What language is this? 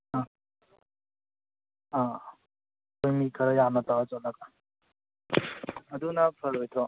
Manipuri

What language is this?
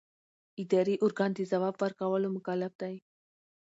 Pashto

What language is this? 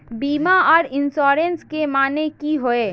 Magahi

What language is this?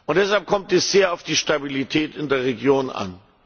German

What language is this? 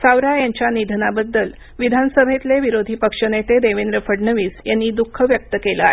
Marathi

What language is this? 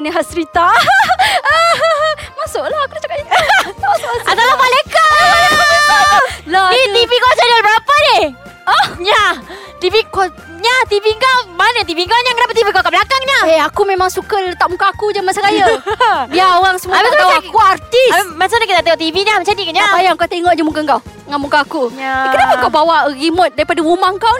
Malay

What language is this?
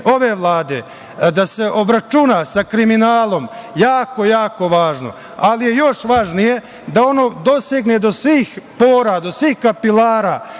Serbian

